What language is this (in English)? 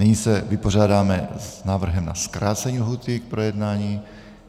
Czech